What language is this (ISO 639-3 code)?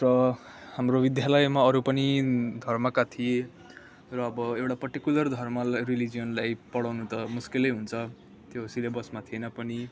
nep